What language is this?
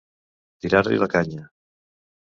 Catalan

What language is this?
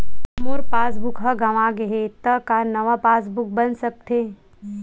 Chhattisgarhi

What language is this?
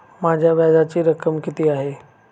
Marathi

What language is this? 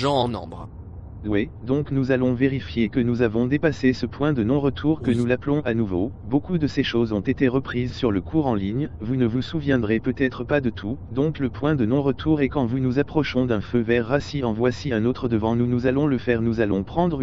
French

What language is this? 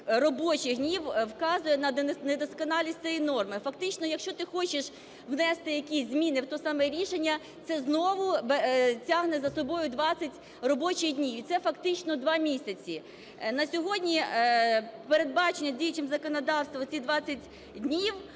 Ukrainian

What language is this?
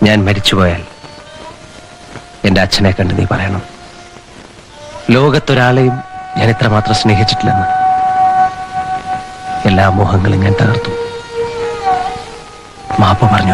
Arabic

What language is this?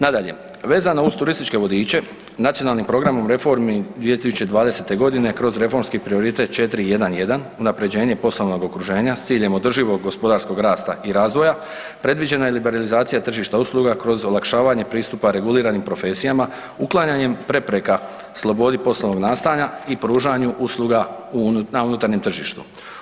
Croatian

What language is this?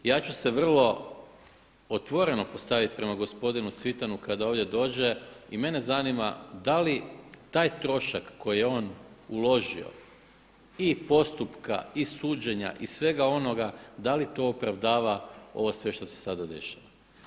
Croatian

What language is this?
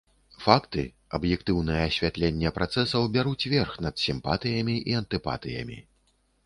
Belarusian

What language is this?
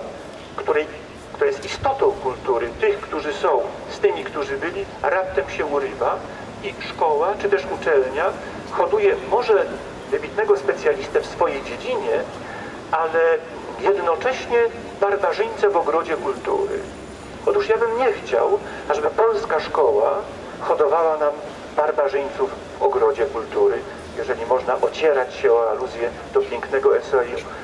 Polish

